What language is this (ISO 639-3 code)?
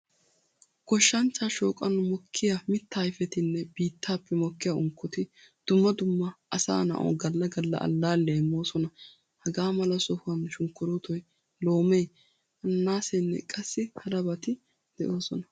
wal